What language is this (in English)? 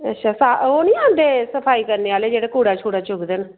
Dogri